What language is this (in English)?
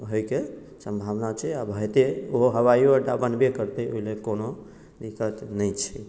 Maithili